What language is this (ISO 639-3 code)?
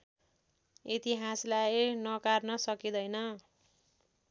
nep